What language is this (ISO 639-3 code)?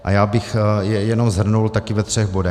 ces